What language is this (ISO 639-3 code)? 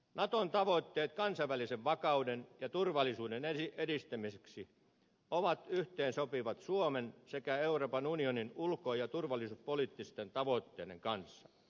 fin